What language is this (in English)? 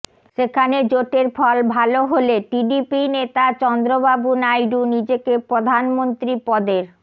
Bangla